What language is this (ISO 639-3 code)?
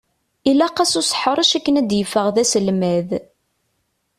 kab